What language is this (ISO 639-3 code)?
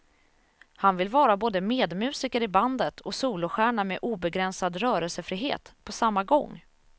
swe